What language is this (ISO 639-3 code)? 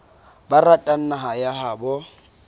sot